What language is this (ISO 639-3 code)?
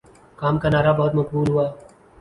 urd